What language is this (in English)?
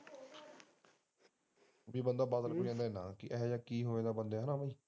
Punjabi